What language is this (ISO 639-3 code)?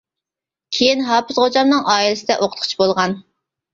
uig